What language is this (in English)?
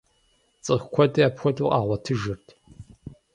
Kabardian